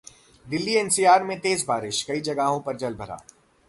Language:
Hindi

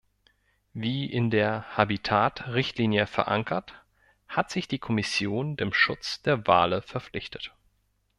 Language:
German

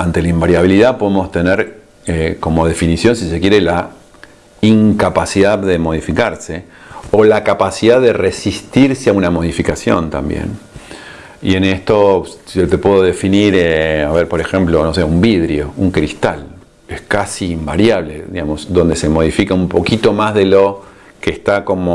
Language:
Spanish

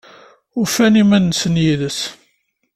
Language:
Kabyle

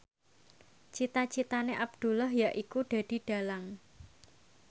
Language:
Javanese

